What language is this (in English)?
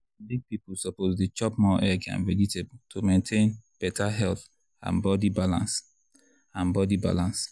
Nigerian Pidgin